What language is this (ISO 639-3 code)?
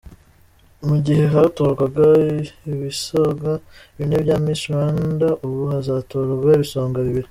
kin